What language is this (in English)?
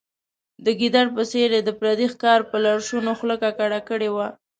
Pashto